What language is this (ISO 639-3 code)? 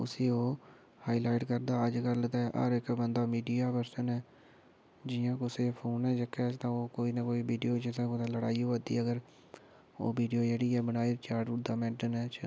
doi